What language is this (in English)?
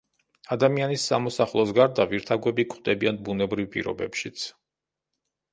Georgian